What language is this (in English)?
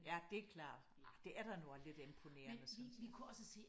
Danish